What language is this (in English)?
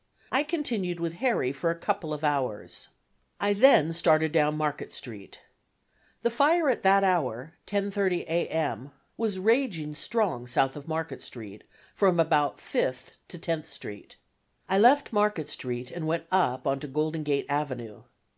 English